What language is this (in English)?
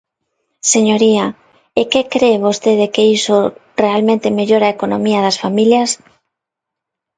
Galician